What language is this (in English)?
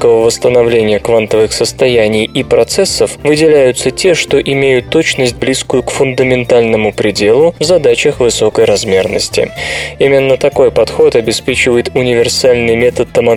Russian